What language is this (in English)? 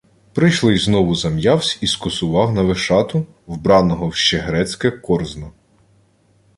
Ukrainian